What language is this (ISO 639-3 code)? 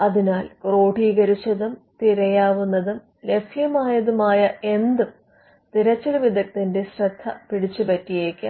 mal